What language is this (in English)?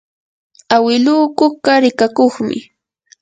Yanahuanca Pasco Quechua